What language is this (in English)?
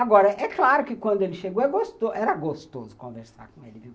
Portuguese